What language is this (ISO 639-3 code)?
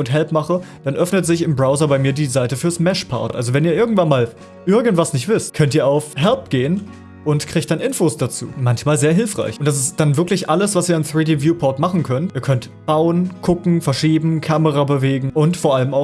deu